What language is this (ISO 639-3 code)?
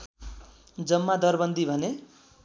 nep